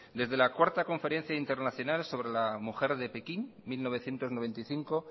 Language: Spanish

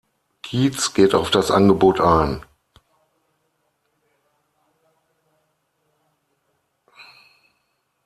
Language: German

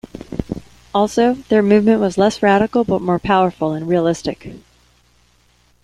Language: English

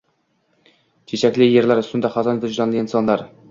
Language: Uzbek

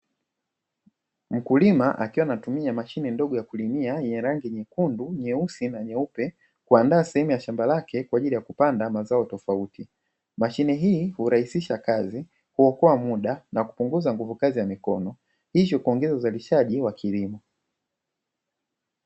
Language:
Swahili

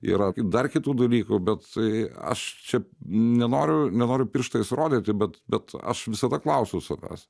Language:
Lithuanian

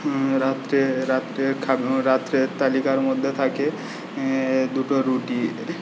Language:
Bangla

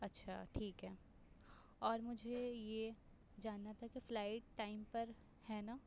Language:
Urdu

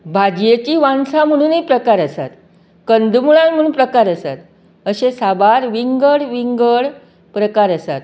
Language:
Konkani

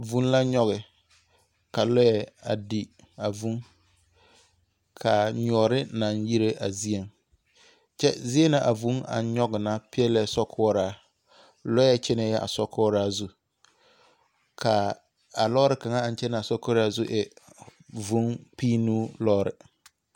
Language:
Southern Dagaare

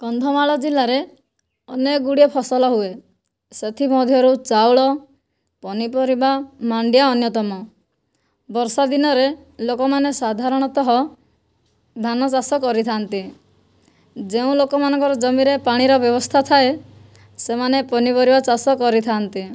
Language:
Odia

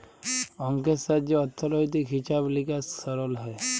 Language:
Bangla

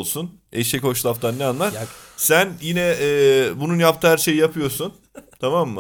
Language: Turkish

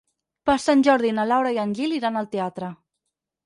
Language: Catalan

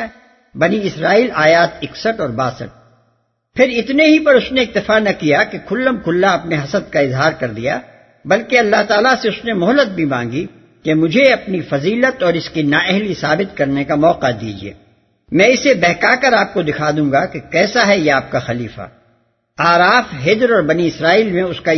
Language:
Urdu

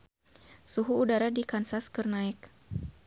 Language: Sundanese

